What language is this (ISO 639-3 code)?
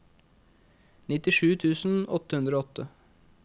nor